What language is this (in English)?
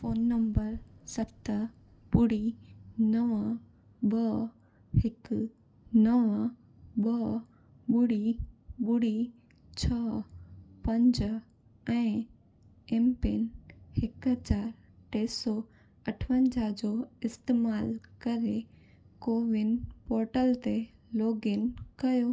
Sindhi